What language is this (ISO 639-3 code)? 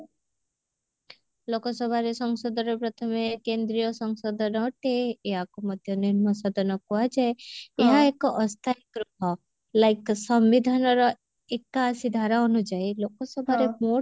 ori